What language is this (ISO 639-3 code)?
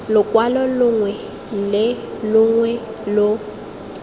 tsn